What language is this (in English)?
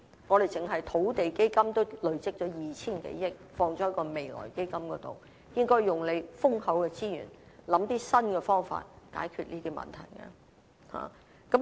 Cantonese